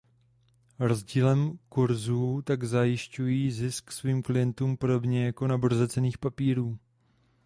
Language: Czech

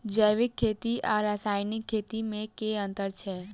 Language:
Maithili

